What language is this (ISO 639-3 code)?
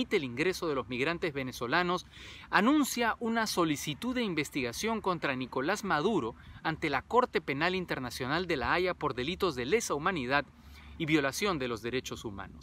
spa